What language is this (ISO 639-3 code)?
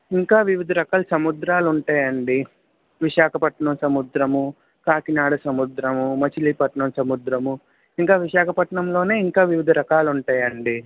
tel